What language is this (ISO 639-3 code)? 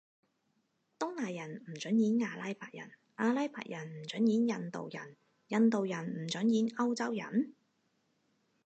yue